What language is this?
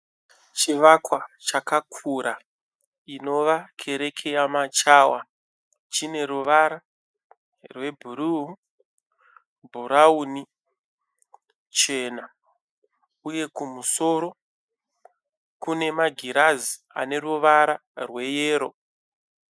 Shona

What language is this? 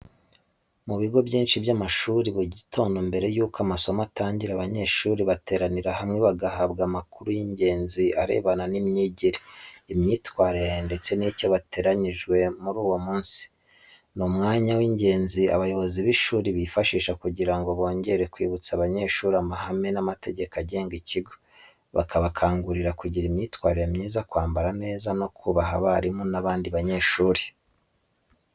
Kinyarwanda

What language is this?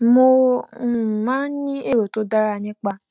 Yoruba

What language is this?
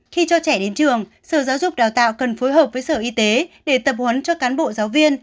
Vietnamese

